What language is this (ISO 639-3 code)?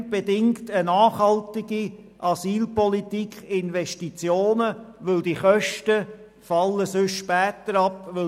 gsw